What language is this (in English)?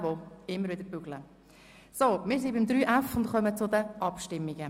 Swiss German